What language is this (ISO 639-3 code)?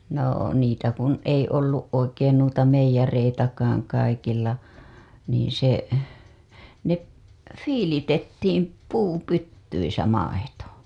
fin